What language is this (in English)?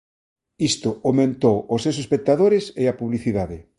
Galician